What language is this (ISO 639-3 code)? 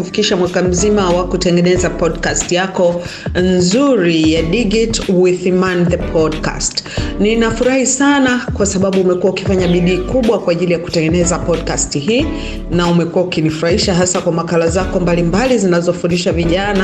swa